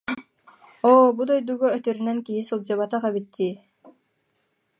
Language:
Yakut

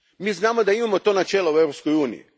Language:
Croatian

